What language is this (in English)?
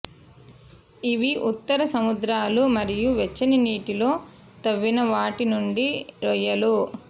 Telugu